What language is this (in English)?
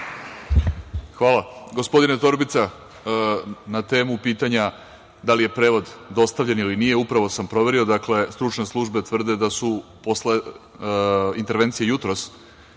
Serbian